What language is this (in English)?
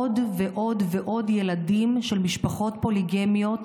Hebrew